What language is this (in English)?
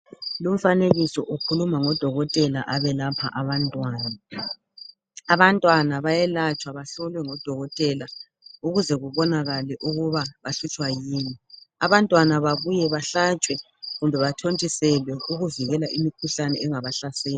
North Ndebele